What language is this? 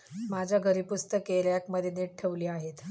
Marathi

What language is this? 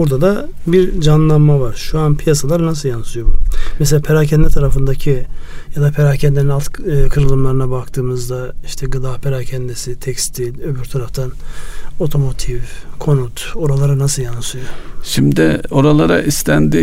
Turkish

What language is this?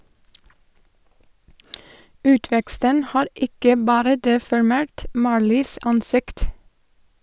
Norwegian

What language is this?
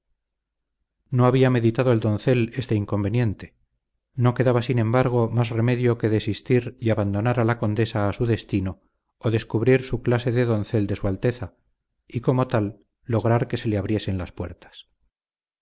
Spanish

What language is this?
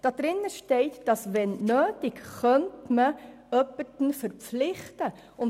Swiss German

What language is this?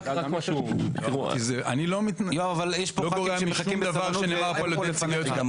Hebrew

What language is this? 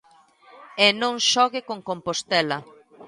Galician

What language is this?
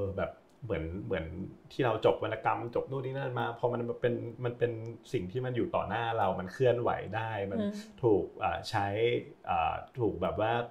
Thai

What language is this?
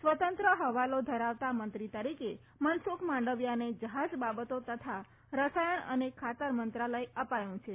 Gujarati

